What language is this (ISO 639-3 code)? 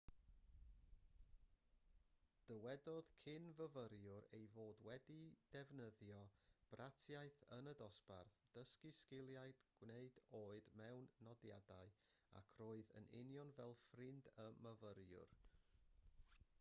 cym